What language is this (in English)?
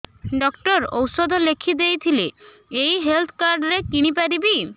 Odia